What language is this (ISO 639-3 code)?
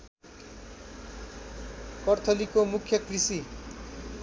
nep